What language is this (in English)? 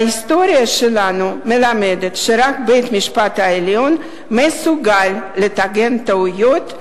Hebrew